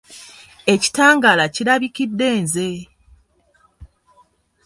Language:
Ganda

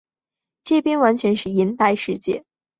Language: Chinese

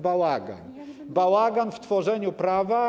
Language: Polish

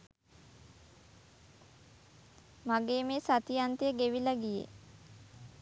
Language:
Sinhala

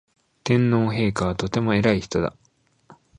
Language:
Japanese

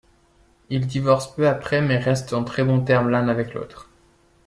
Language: French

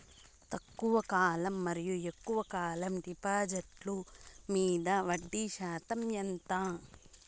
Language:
Telugu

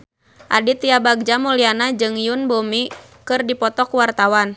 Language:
Sundanese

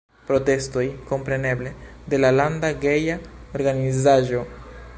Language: Esperanto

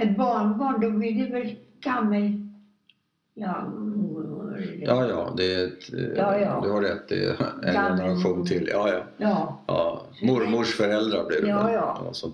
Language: Swedish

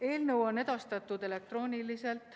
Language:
Estonian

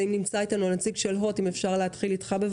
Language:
Hebrew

